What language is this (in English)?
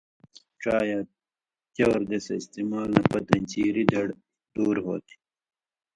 Indus Kohistani